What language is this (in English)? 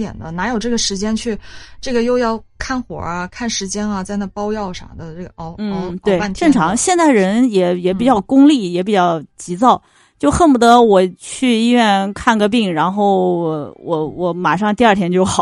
Chinese